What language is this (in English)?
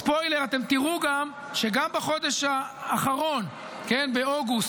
Hebrew